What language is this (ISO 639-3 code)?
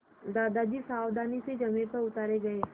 hin